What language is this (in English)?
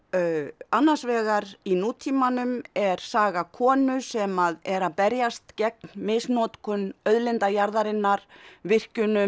Icelandic